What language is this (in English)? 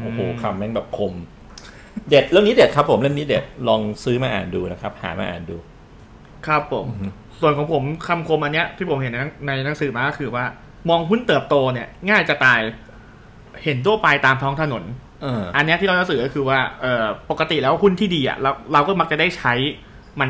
Thai